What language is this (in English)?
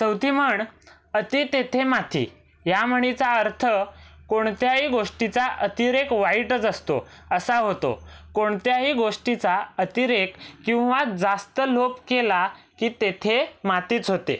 Marathi